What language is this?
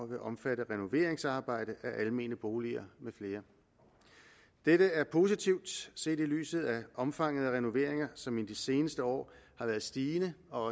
Danish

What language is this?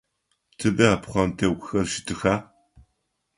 Adyghe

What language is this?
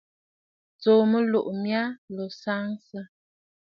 Bafut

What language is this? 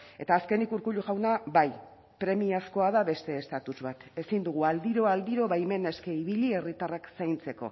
Basque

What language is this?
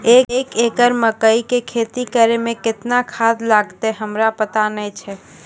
Maithili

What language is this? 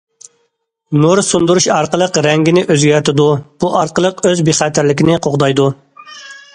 Uyghur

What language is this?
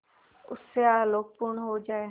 Hindi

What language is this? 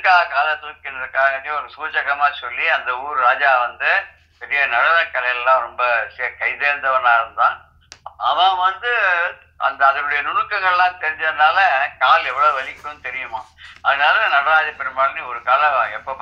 Turkish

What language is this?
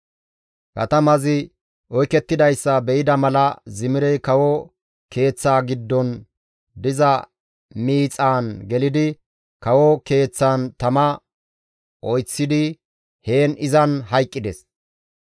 Gamo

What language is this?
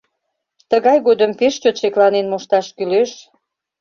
Mari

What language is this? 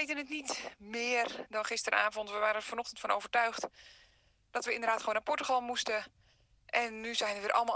Dutch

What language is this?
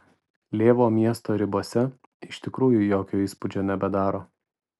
Lithuanian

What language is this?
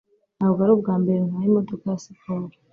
Kinyarwanda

